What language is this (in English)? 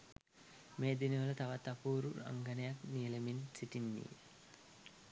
Sinhala